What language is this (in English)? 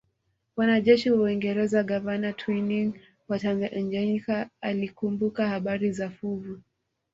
Swahili